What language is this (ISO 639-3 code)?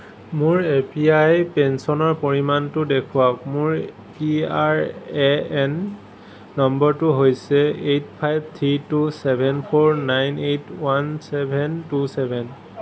asm